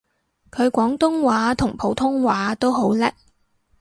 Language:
Cantonese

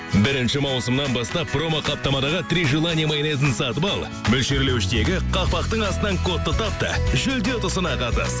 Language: Kazakh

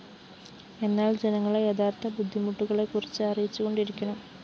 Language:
Malayalam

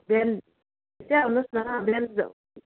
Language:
Nepali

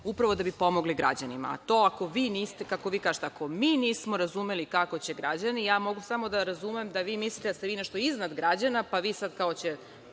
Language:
Serbian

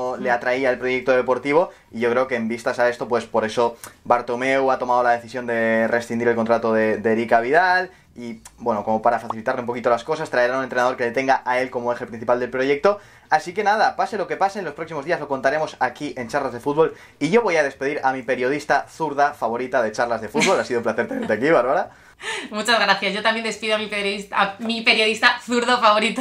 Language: Spanish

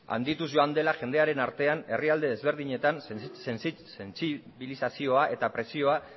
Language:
Basque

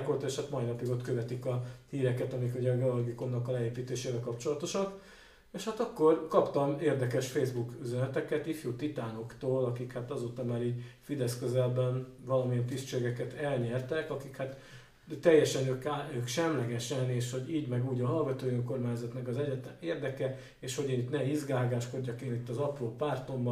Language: Hungarian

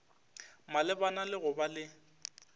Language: Northern Sotho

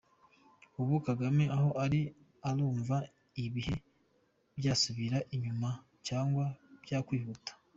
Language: Kinyarwanda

